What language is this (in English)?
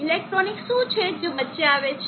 Gujarati